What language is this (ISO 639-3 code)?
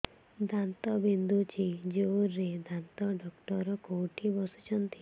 ori